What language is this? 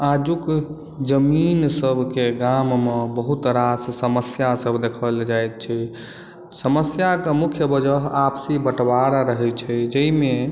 Maithili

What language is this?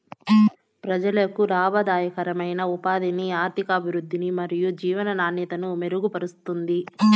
Telugu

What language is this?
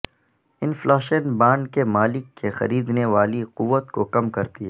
Urdu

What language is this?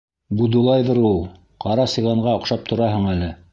Bashkir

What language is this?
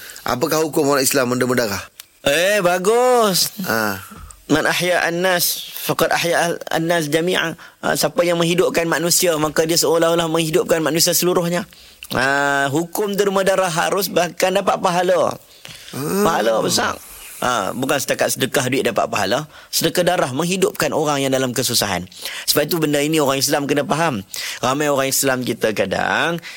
Malay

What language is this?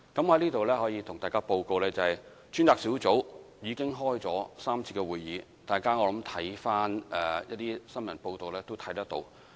Cantonese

